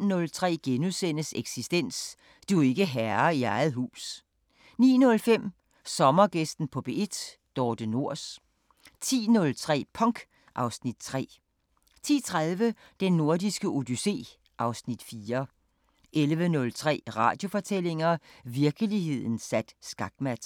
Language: Danish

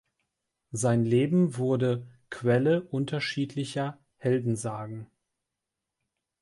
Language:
German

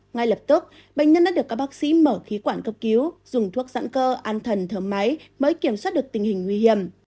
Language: Vietnamese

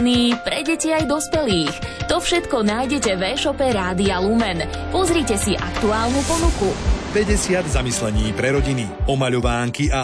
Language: Slovak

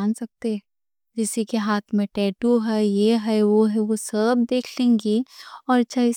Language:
Deccan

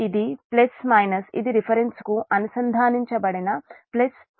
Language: Telugu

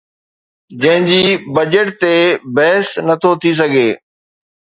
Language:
Sindhi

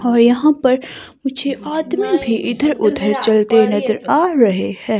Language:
Hindi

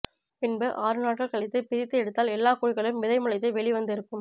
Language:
Tamil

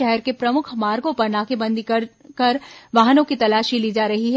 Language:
Hindi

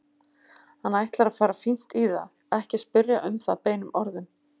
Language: Icelandic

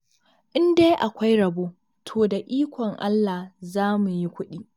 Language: Hausa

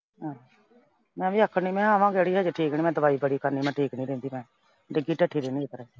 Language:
Punjabi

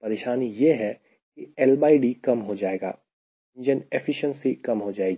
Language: Hindi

